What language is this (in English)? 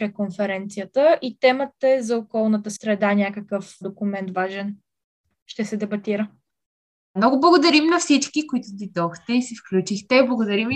Bulgarian